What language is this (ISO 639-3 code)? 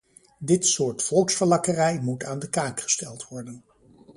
nld